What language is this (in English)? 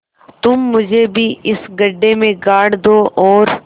Hindi